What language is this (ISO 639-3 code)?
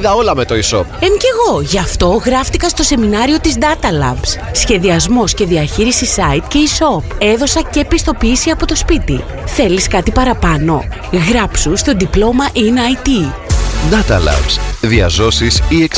ell